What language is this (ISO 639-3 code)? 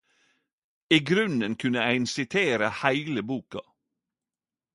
nno